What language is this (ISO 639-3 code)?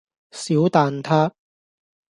yue